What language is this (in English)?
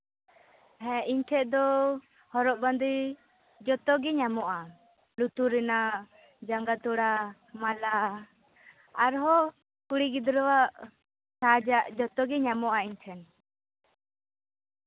Santali